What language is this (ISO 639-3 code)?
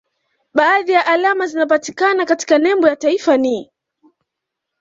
swa